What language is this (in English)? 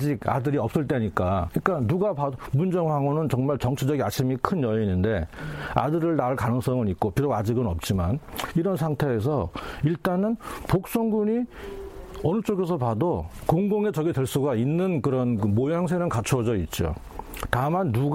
Korean